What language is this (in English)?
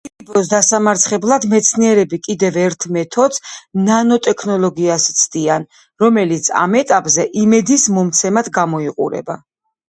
Georgian